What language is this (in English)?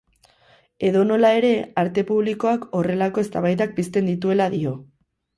Basque